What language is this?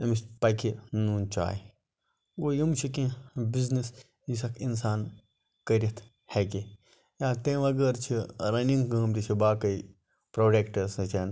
Kashmiri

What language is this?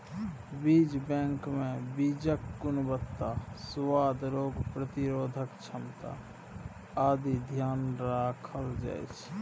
Maithili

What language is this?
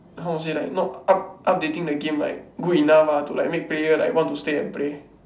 English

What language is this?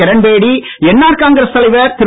Tamil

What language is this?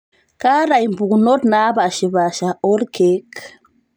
Masai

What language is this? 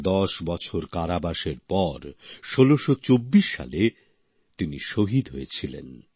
Bangla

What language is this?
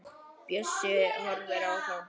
Icelandic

